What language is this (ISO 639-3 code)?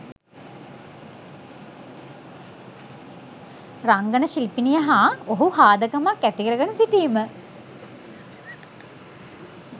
sin